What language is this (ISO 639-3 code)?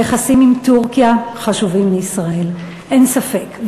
heb